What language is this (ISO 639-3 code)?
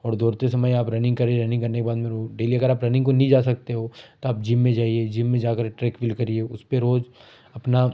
hin